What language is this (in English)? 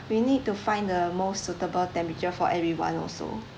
English